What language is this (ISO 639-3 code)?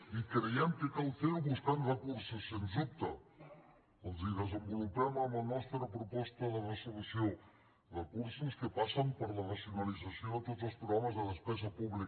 cat